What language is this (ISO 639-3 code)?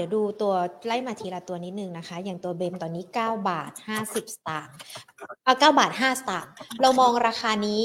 tha